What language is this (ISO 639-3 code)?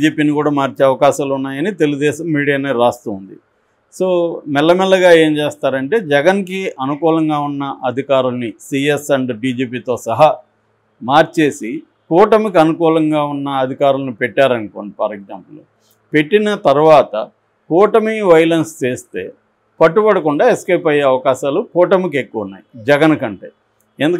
tel